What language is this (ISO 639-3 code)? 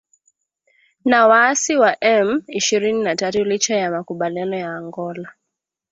swa